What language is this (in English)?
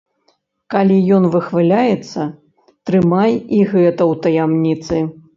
Belarusian